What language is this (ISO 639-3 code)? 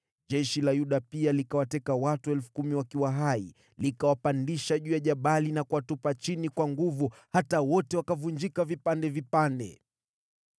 swa